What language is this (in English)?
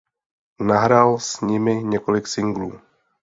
Czech